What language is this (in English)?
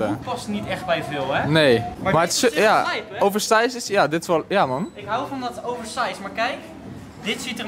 Dutch